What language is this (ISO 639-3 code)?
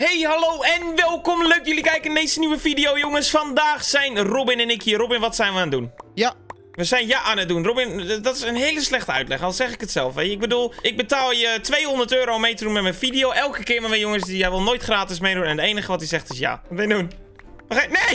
nld